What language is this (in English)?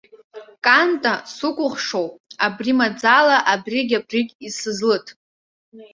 Abkhazian